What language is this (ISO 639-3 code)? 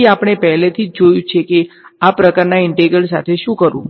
guj